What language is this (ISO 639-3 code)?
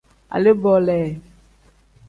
kdh